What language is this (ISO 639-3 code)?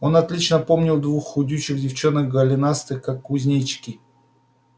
rus